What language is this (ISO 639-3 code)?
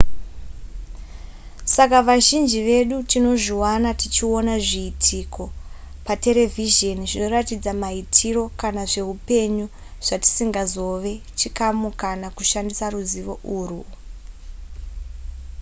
sna